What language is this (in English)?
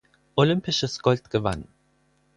German